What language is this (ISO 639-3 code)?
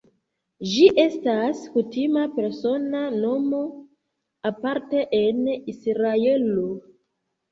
epo